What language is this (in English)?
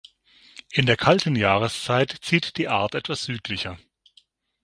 German